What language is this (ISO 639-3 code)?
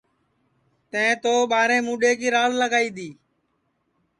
ssi